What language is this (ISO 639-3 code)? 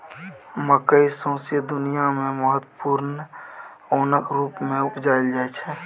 mai